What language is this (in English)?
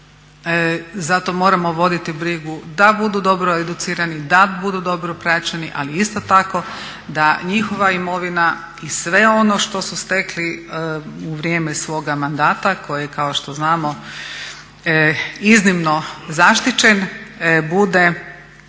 Croatian